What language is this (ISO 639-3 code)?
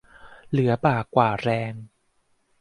tha